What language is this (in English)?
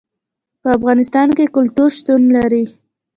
Pashto